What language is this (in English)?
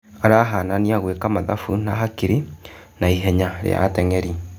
Kikuyu